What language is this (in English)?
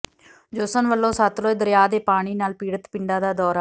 Punjabi